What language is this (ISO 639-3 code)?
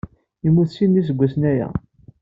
kab